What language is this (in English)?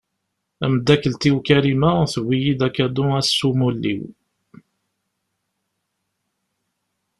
Kabyle